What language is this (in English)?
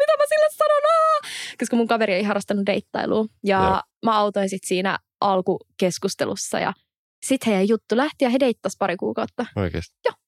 Finnish